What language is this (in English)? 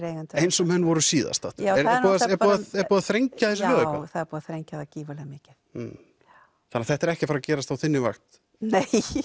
Icelandic